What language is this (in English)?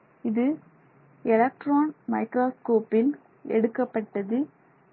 Tamil